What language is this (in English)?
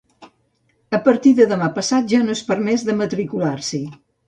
Catalan